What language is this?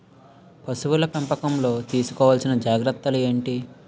Telugu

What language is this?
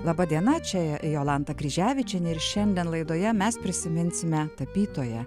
Lithuanian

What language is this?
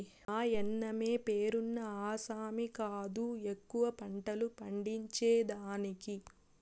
Telugu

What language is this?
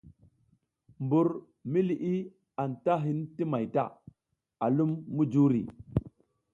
South Giziga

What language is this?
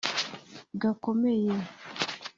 Kinyarwanda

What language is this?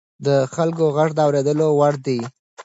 Pashto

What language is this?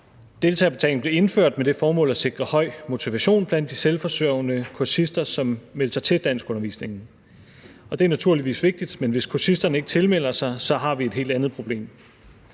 Danish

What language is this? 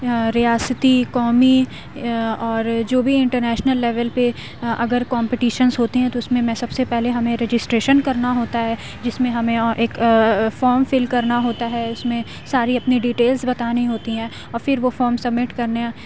Urdu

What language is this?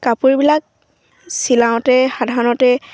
Assamese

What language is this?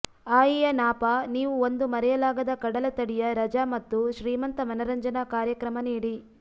Kannada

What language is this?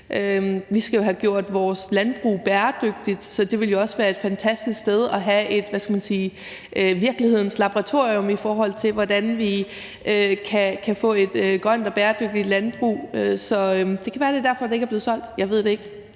Danish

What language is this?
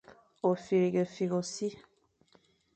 Fang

